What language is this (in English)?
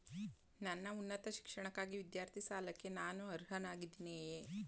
Kannada